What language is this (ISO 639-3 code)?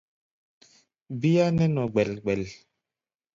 gba